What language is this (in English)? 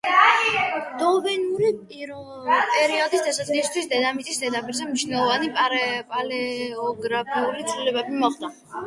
Georgian